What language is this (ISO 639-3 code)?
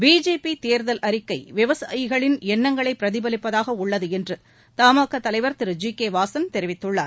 tam